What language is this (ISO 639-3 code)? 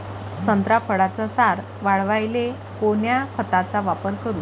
mar